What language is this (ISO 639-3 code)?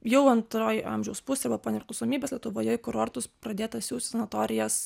lit